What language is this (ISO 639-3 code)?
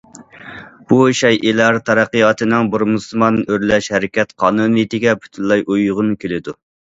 uig